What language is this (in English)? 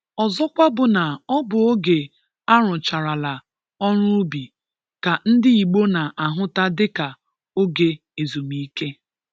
Igbo